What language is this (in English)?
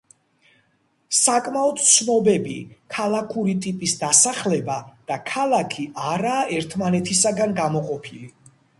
Georgian